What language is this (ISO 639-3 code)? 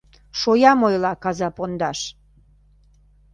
chm